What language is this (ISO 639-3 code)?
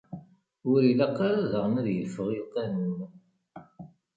kab